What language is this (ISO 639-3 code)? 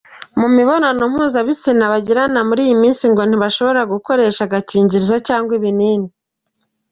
kin